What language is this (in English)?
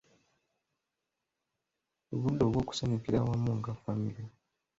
Ganda